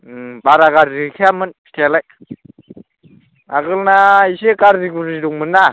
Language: Bodo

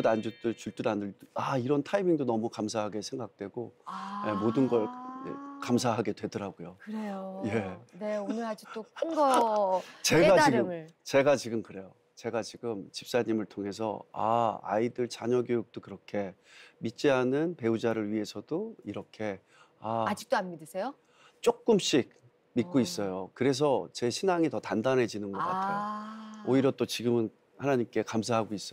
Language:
Korean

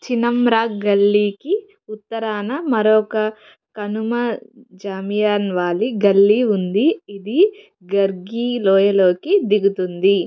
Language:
Telugu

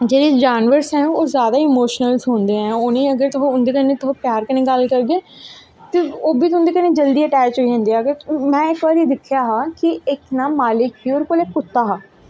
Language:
Dogri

